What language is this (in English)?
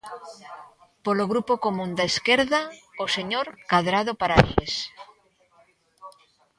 Galician